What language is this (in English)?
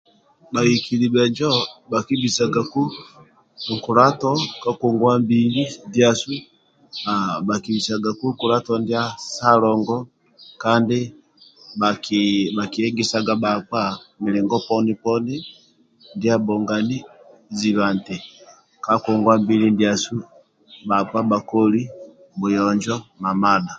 Amba (Uganda)